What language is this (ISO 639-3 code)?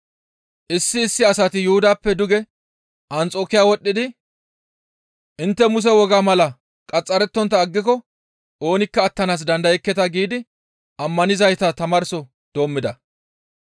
gmv